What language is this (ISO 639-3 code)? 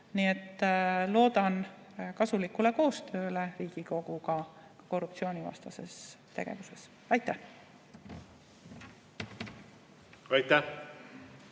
est